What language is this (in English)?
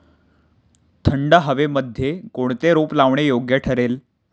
Marathi